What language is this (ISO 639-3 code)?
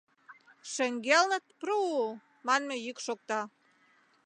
chm